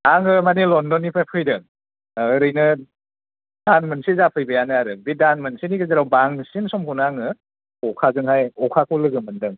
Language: Bodo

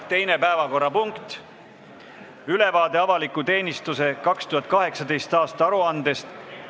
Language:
Estonian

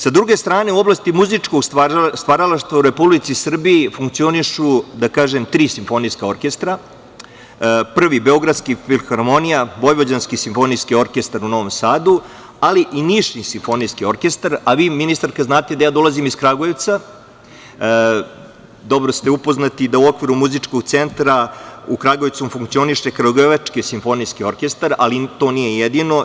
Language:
Serbian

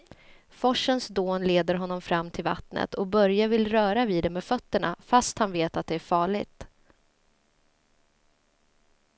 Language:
Swedish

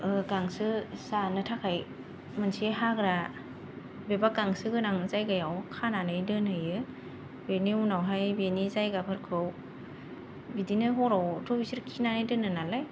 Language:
Bodo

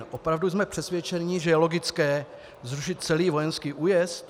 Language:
Czech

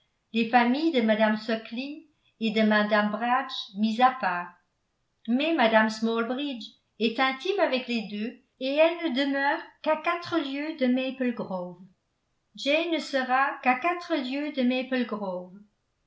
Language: French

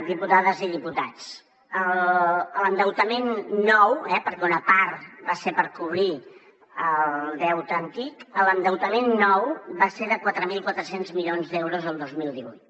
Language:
Catalan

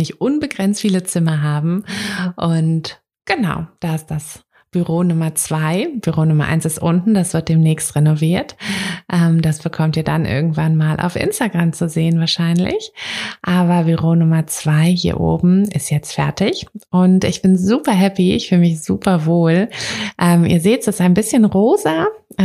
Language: German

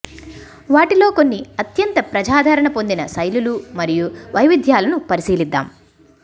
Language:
Telugu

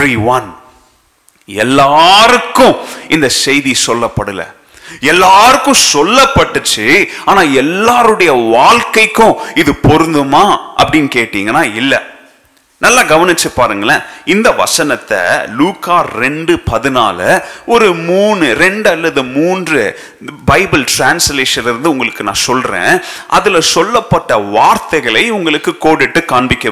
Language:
Tamil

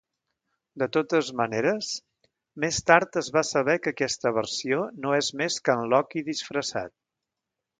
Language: Catalan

